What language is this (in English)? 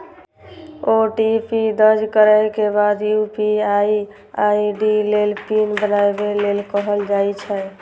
Maithili